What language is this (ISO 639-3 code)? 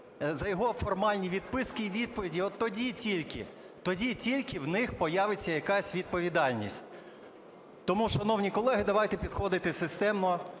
ukr